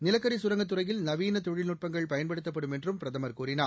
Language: Tamil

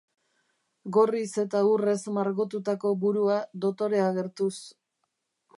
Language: Basque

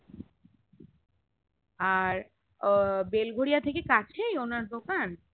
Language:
Bangla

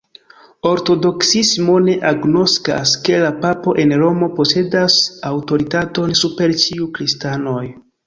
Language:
Esperanto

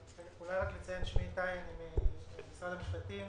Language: Hebrew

